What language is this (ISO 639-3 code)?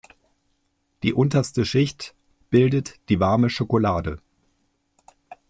deu